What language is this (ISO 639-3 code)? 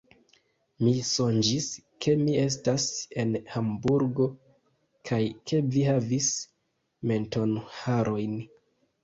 epo